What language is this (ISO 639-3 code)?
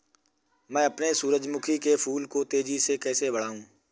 hin